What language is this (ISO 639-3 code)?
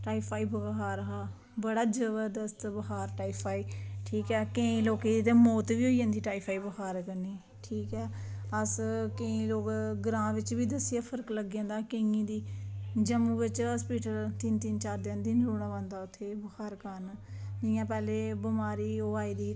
doi